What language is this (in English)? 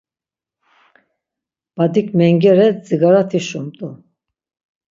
Laz